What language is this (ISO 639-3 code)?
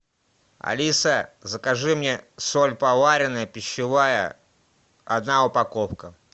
rus